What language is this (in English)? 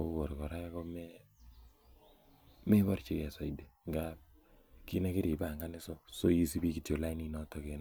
Kalenjin